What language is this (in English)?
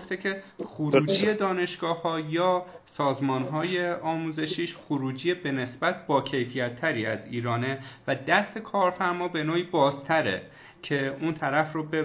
Persian